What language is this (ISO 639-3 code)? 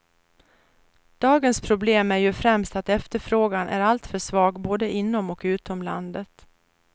swe